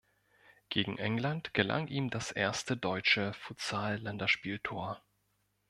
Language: German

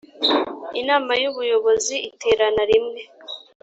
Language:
Kinyarwanda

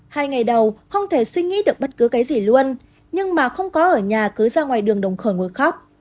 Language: Vietnamese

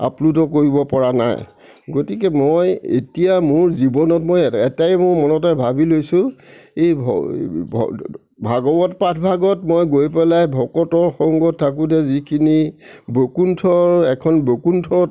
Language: Assamese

